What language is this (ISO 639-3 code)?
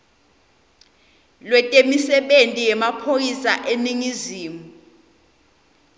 ssw